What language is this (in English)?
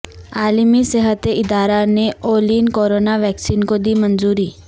Urdu